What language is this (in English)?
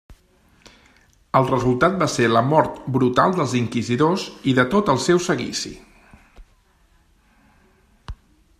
Catalan